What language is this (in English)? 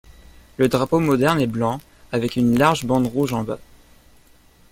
French